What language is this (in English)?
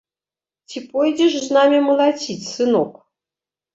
Belarusian